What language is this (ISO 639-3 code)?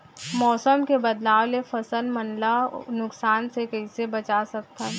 hne